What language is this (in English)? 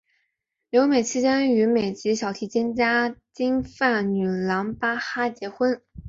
Chinese